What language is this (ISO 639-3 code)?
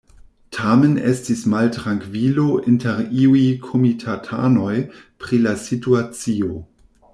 epo